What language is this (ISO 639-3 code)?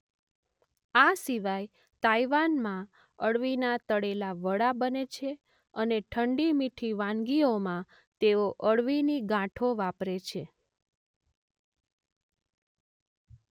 guj